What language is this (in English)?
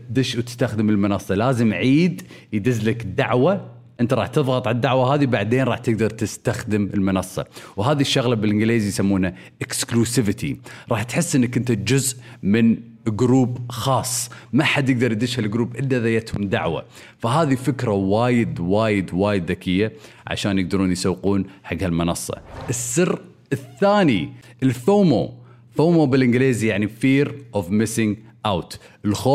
Arabic